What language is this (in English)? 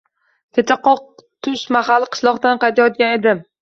Uzbek